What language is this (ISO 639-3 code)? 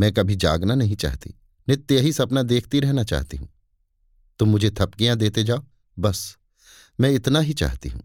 hin